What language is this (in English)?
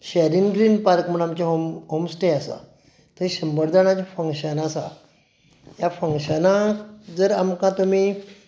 Konkani